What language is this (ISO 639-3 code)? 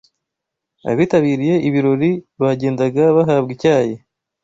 kin